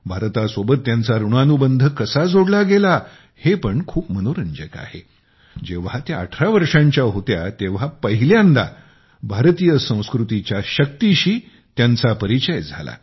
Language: Marathi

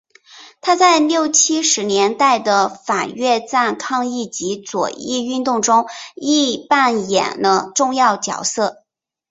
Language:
Chinese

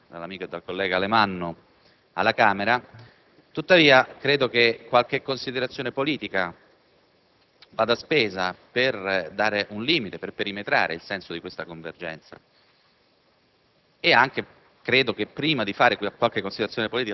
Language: Italian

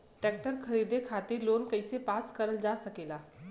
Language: Bhojpuri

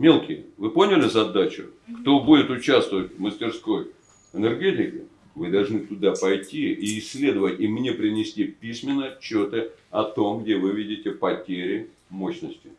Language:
Russian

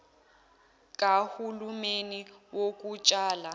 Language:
Zulu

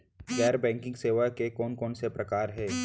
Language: Chhattisgarhi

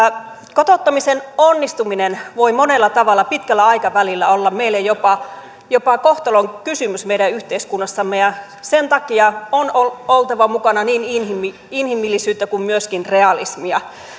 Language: Finnish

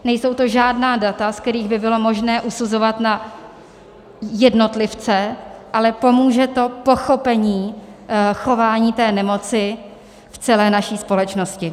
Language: Czech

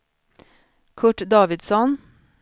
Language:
Swedish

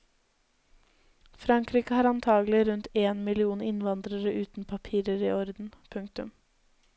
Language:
Norwegian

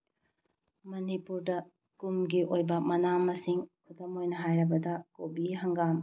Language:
Manipuri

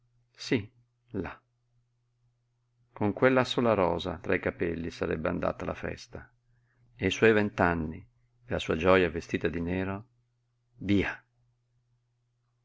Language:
Italian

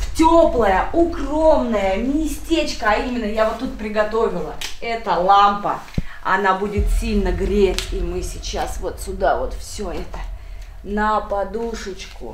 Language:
Russian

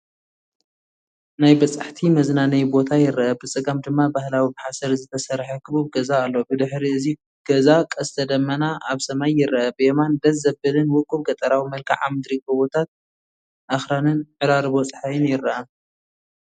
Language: Tigrinya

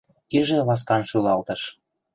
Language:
Mari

